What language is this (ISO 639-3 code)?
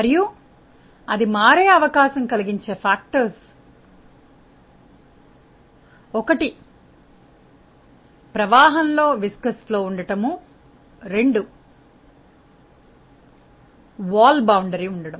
tel